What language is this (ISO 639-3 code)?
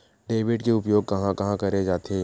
hne